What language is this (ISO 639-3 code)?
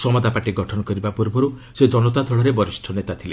ori